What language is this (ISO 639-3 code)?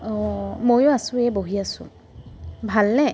asm